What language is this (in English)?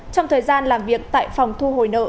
Vietnamese